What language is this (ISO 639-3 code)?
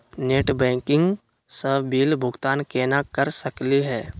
mag